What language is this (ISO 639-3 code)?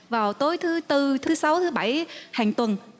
vie